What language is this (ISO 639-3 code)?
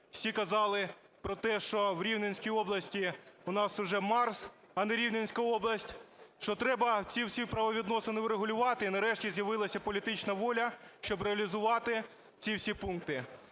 ukr